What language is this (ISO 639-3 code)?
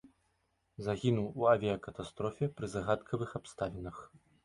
bel